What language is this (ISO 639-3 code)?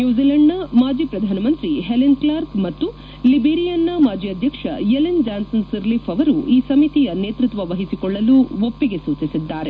kan